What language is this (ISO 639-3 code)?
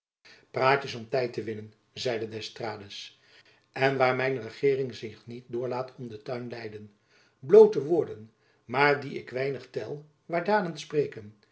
nld